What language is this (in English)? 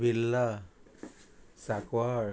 Konkani